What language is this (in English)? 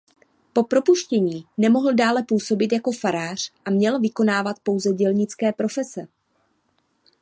Czech